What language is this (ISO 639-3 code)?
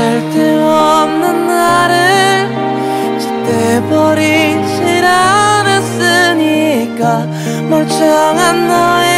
kor